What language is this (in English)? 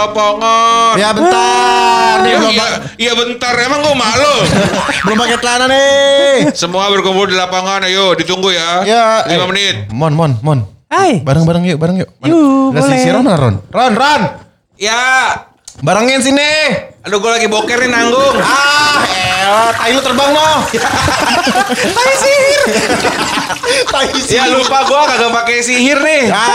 Indonesian